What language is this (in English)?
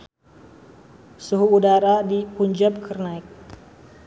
Sundanese